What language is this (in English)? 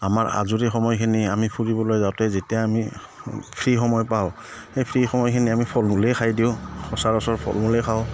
Assamese